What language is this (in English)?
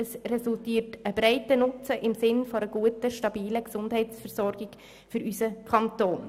Swiss German